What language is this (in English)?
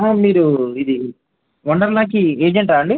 Telugu